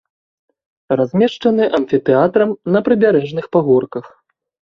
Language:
Belarusian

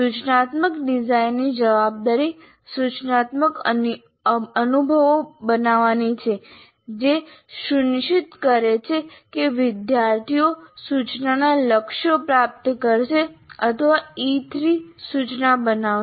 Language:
Gujarati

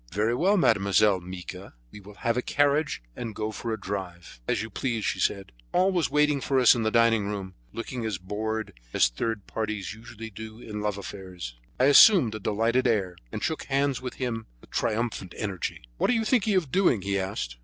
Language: English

